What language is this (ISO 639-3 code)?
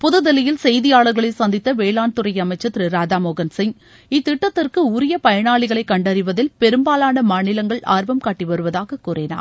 tam